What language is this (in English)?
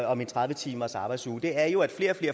Danish